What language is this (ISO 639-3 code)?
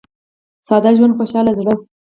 pus